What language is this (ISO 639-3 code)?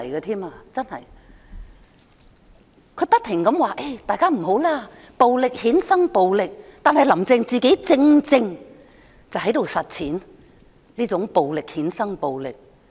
yue